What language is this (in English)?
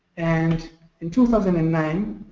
English